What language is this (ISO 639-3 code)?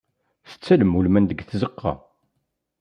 kab